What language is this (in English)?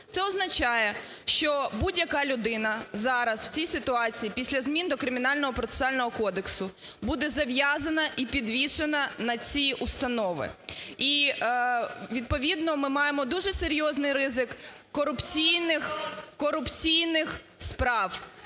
Ukrainian